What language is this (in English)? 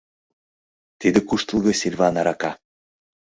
Mari